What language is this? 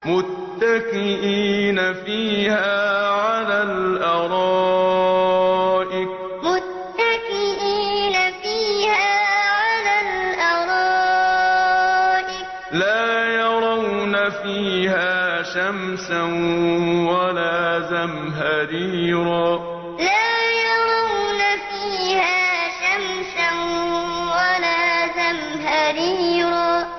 Arabic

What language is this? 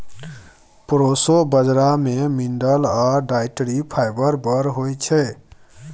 Maithili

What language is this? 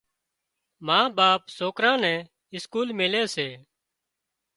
Wadiyara Koli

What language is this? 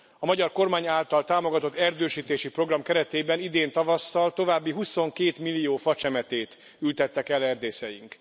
Hungarian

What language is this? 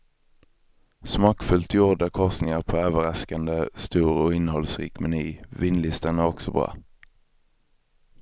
Swedish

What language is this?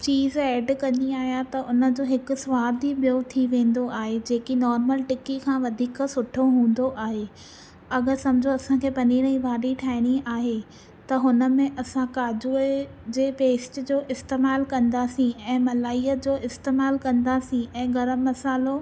Sindhi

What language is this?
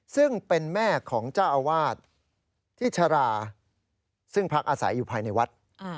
Thai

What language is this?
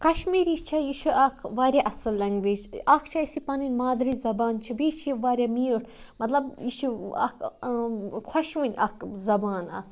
Kashmiri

